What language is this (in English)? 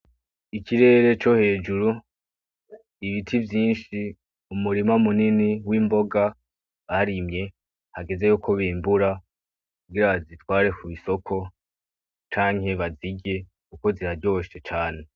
Rundi